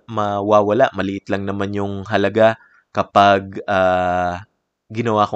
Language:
Filipino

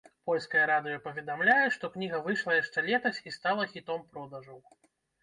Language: Belarusian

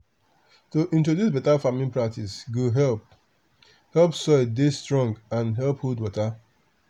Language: Nigerian Pidgin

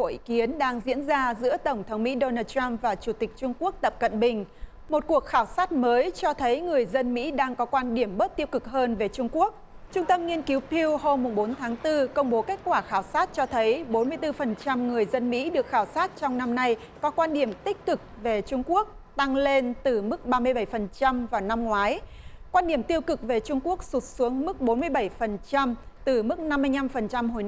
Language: Vietnamese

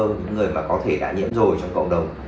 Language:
Vietnamese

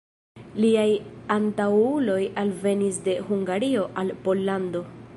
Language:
Esperanto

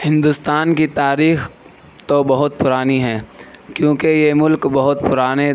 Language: Urdu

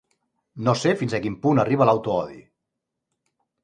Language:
Catalan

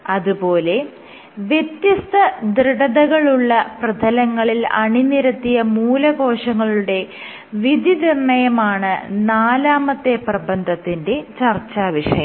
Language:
Malayalam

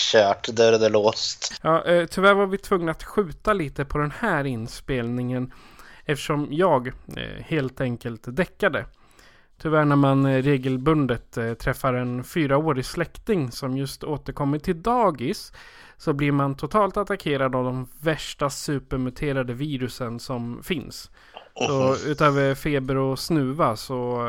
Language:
Swedish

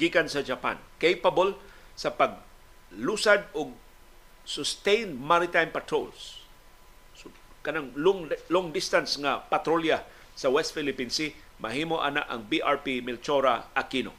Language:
Filipino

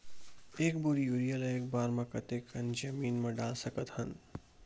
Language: Chhattisgarhi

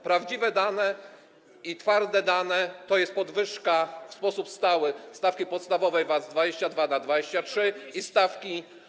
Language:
Polish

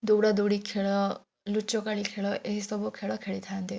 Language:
Odia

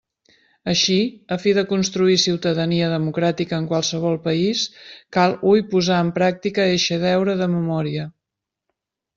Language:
Catalan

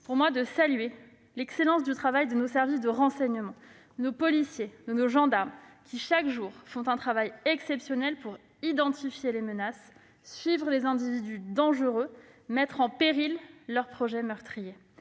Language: French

